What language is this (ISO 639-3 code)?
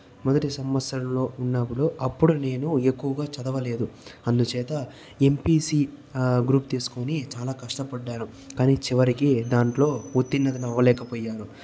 tel